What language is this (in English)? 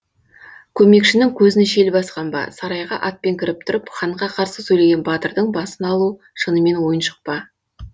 Kazakh